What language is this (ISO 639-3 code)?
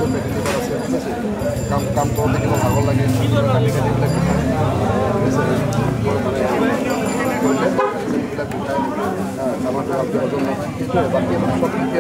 ara